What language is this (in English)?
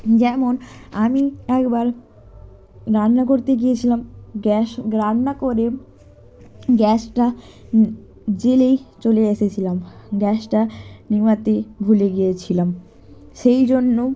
Bangla